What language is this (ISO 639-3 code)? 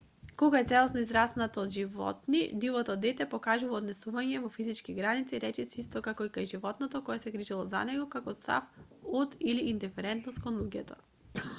mkd